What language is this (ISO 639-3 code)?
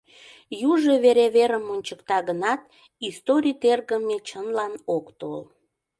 chm